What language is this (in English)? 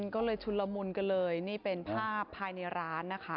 Thai